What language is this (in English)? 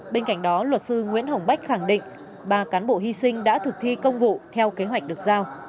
Vietnamese